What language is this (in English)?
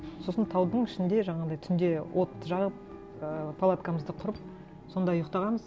Kazakh